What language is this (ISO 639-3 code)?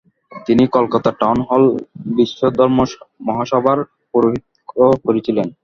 ben